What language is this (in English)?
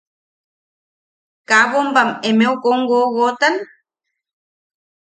Yaqui